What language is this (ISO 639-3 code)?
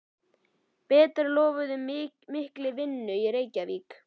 isl